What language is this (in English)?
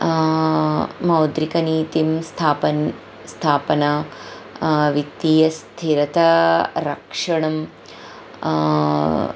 Sanskrit